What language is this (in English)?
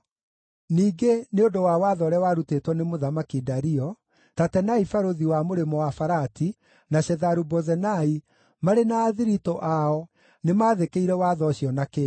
Kikuyu